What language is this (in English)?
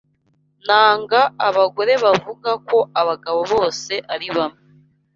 Kinyarwanda